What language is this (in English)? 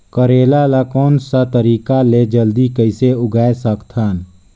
Chhattisgarhi